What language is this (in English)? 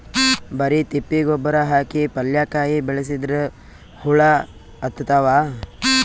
Kannada